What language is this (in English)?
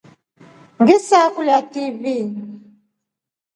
Rombo